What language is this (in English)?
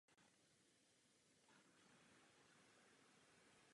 Czech